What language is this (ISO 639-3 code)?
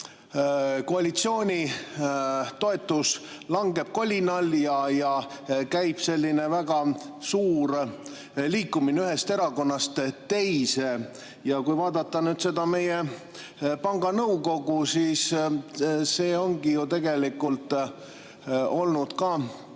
est